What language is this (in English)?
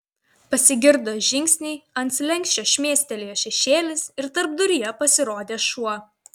Lithuanian